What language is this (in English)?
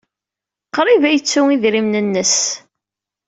Kabyle